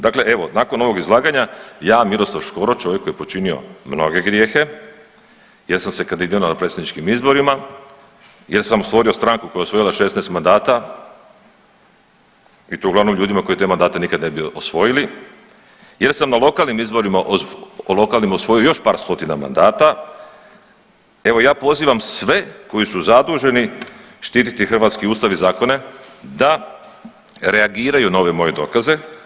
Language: Croatian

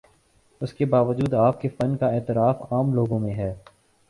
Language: Urdu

